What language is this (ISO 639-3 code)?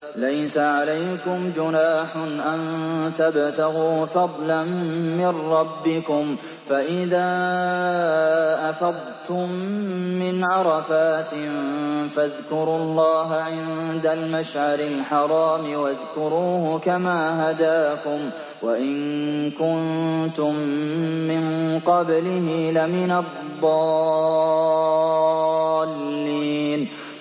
ara